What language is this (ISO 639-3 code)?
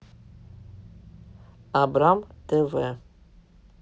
rus